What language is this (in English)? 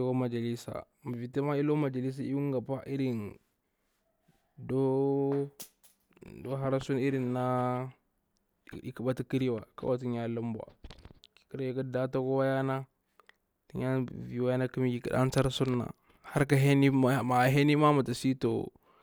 Bura-Pabir